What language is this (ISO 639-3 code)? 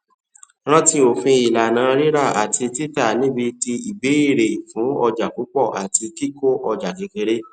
yor